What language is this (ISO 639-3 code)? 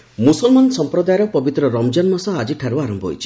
ori